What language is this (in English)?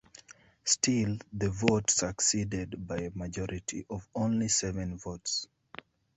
English